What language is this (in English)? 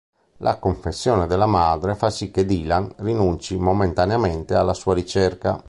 Italian